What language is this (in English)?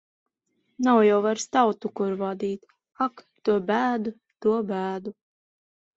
Latvian